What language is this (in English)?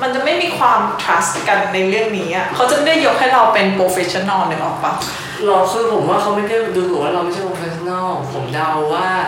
Thai